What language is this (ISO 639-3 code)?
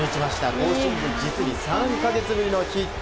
jpn